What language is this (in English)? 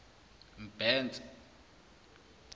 Zulu